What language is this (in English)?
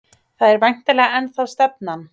Icelandic